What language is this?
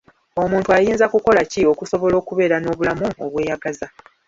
Ganda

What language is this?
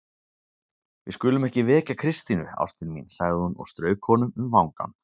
Icelandic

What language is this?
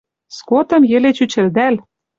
Western Mari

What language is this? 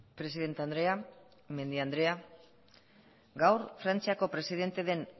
Basque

